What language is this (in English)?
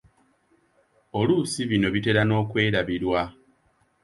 Ganda